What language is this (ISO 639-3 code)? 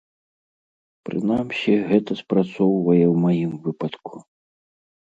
bel